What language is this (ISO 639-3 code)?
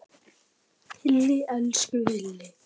isl